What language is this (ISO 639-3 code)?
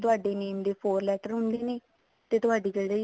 pan